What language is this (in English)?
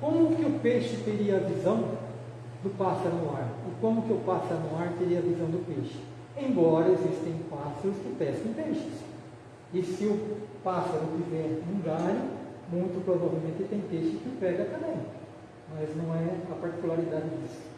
Portuguese